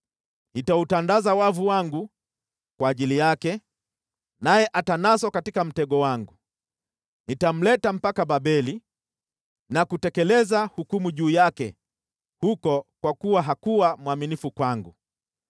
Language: Swahili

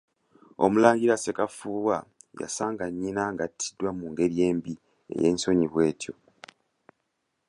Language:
Ganda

